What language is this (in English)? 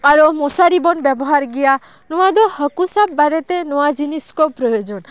Santali